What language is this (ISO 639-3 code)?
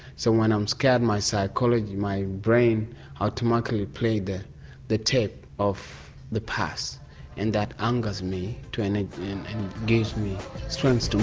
eng